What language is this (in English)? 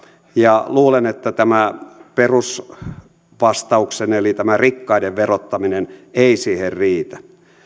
Finnish